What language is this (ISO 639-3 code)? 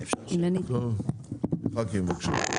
heb